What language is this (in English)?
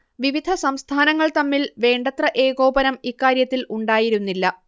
Malayalam